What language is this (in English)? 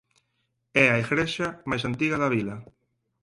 Galician